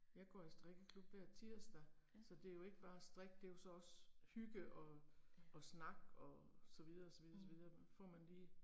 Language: Danish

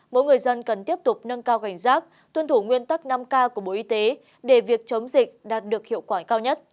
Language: Vietnamese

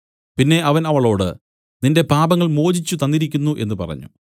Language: Malayalam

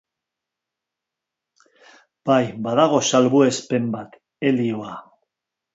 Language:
Basque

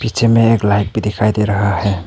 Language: Hindi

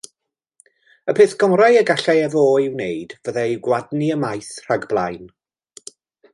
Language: Welsh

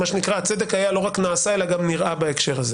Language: Hebrew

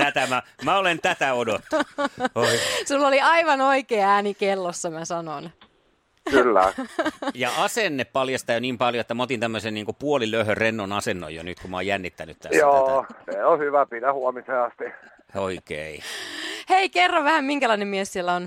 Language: Finnish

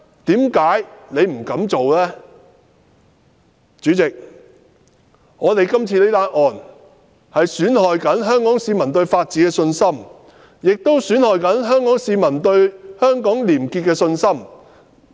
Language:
Cantonese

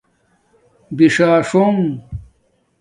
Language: Domaaki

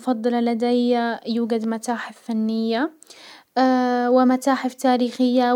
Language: Hijazi Arabic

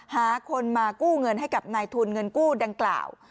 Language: Thai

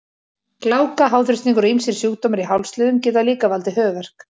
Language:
Icelandic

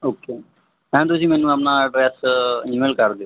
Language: Punjabi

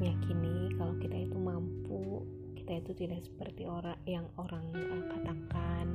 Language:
Indonesian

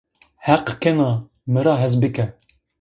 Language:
Zaza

